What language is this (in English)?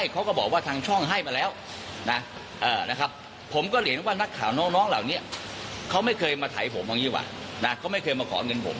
Thai